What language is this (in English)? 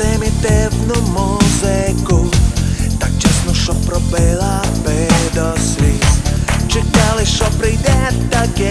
Ukrainian